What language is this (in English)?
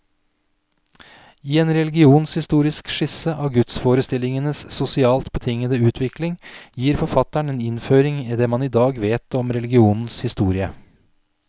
Norwegian